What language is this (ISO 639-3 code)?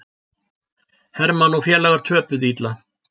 isl